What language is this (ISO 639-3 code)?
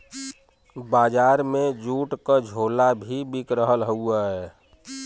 bho